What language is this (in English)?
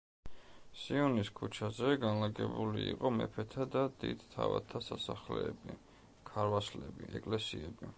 Georgian